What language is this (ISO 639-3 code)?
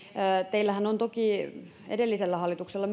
fin